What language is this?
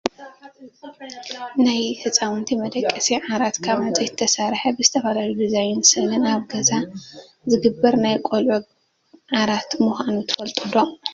Tigrinya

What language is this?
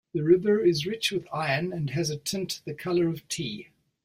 English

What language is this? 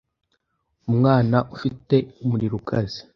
Kinyarwanda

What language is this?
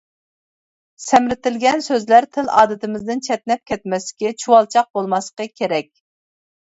Uyghur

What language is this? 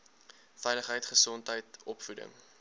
Afrikaans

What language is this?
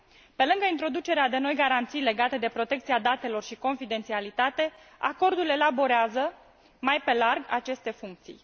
Romanian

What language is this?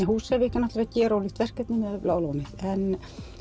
Icelandic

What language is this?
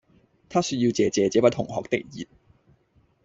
Cantonese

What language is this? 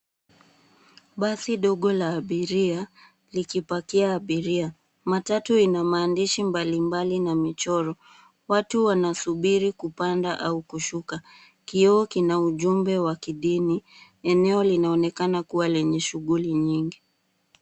Swahili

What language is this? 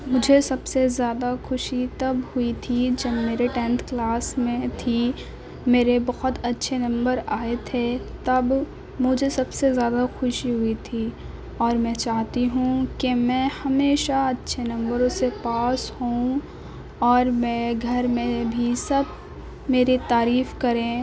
Urdu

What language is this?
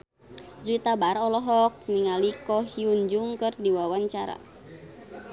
Sundanese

